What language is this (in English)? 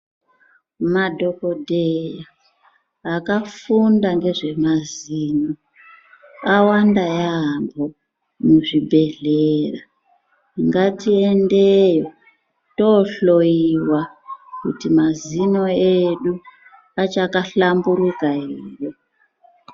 Ndau